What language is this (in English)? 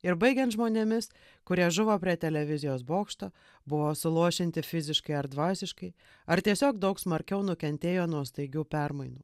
Lithuanian